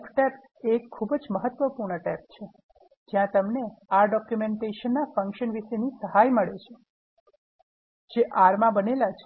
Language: Gujarati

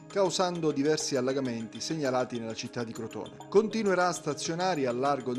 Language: Italian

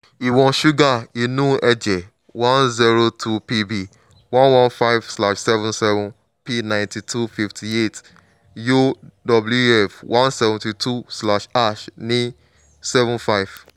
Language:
Yoruba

